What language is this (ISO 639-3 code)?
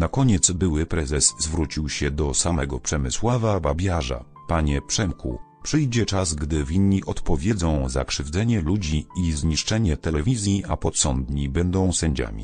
pol